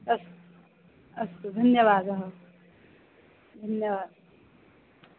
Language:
Sanskrit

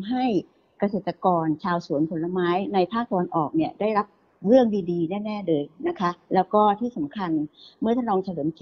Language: Thai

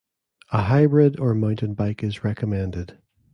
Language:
English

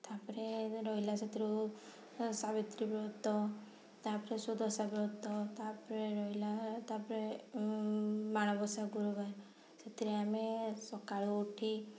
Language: Odia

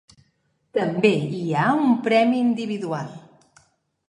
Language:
Catalan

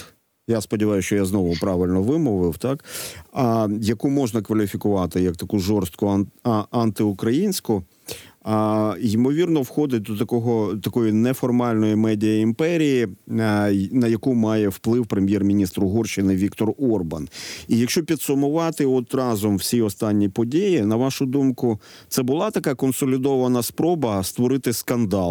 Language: Ukrainian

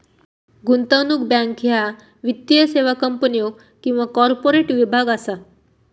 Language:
Marathi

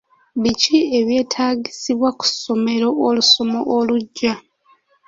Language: Ganda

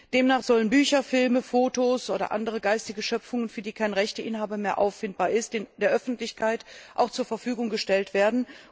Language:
German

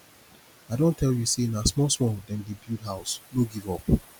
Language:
Nigerian Pidgin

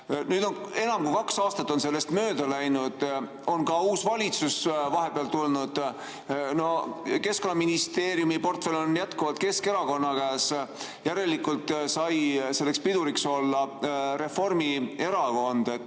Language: Estonian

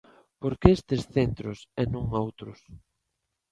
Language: Galician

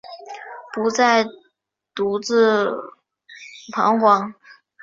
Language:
Chinese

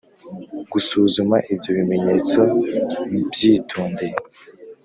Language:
Kinyarwanda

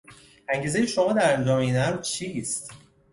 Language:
Persian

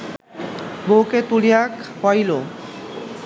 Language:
Bangla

